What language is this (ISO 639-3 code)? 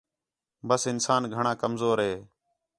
xhe